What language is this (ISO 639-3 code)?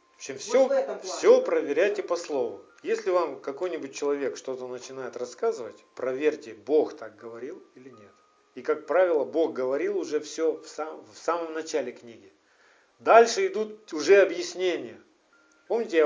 rus